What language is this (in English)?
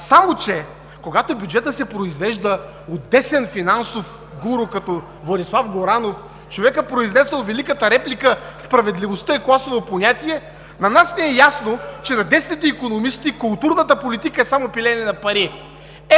Bulgarian